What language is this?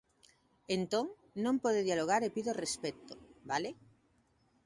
Galician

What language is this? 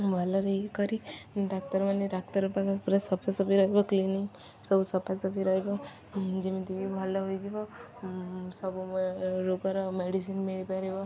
Odia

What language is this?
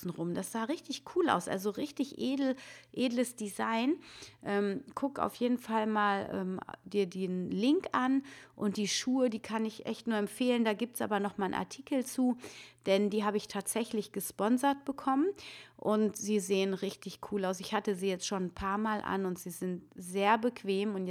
German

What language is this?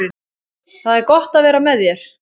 Icelandic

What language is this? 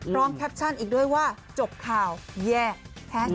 Thai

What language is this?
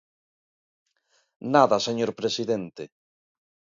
Galician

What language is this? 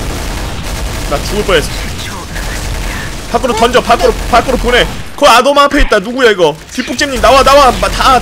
Korean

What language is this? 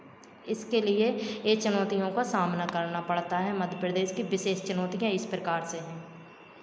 Hindi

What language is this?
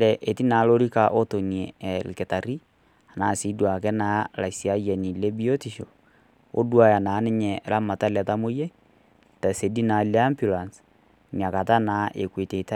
Masai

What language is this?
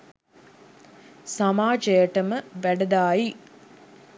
Sinhala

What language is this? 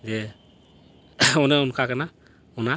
Santali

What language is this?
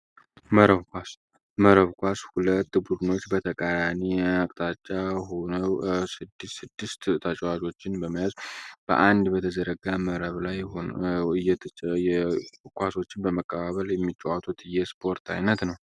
Amharic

